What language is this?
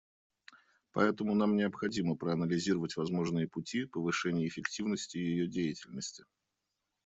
Russian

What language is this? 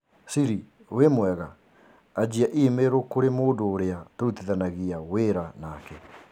Kikuyu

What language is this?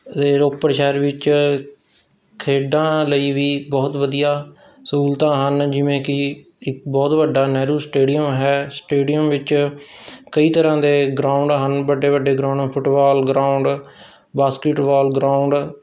Punjabi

